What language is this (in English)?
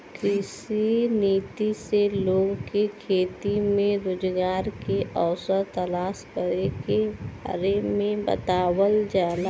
Bhojpuri